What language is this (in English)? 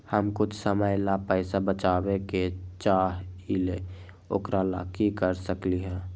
Magahi